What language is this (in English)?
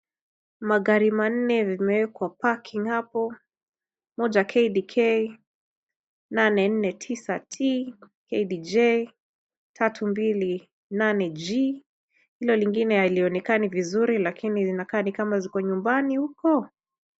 Swahili